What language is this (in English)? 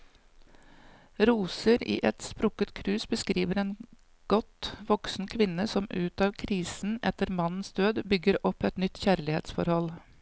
Norwegian